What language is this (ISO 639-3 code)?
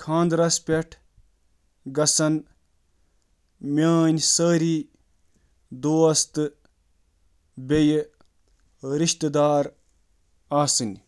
kas